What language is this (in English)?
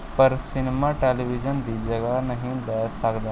Punjabi